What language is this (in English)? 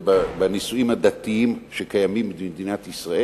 Hebrew